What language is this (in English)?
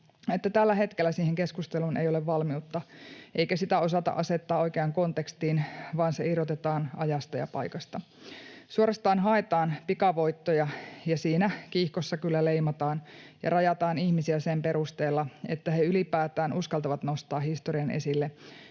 Finnish